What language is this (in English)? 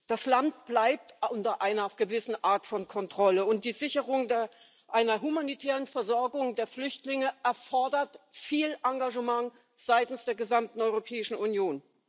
German